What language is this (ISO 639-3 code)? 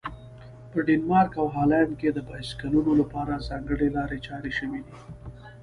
pus